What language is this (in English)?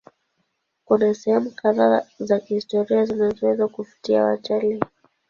Swahili